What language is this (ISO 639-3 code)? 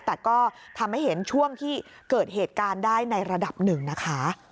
tha